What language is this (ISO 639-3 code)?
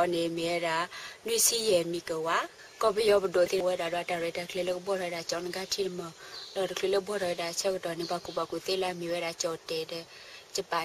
tha